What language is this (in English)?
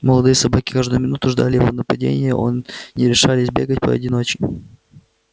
Russian